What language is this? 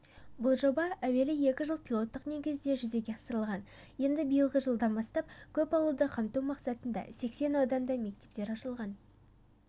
Kazakh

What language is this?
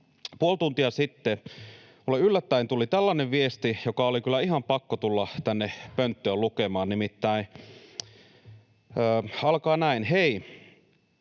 Finnish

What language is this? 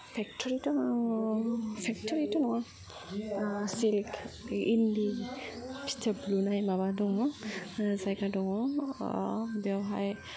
Bodo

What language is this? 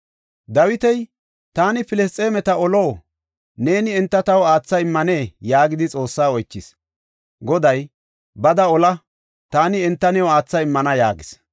Gofa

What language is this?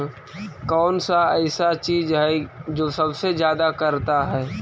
Magahi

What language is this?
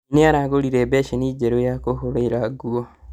Kikuyu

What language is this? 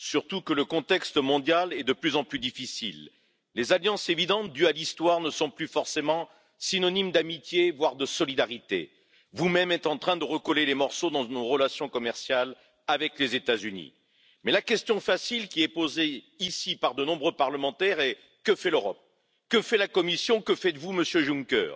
Spanish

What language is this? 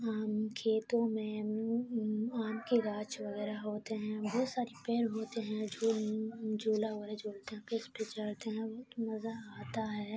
Urdu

